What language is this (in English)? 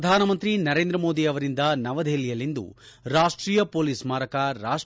Kannada